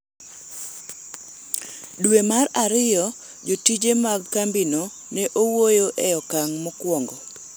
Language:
Luo (Kenya and Tanzania)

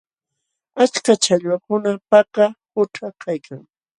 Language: Jauja Wanca Quechua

